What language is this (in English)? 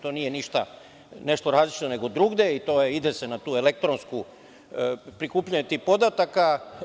Serbian